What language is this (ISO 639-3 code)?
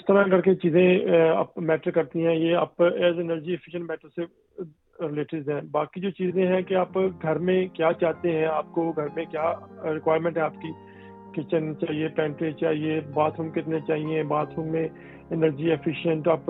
urd